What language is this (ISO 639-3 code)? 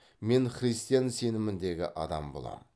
kaz